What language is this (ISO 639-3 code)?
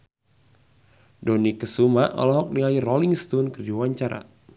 sun